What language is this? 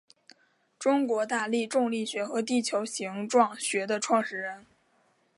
Chinese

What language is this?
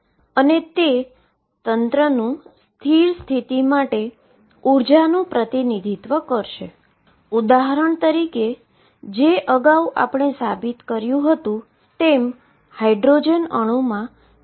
Gujarati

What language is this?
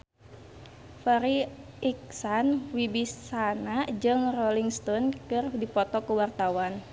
Sundanese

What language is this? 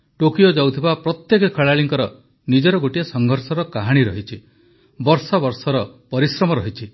Odia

